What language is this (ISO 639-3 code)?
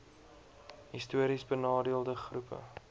afr